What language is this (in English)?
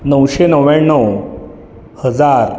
Marathi